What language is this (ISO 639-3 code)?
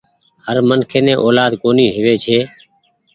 gig